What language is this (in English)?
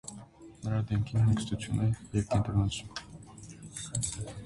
Armenian